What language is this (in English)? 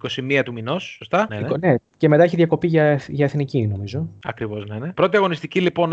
Greek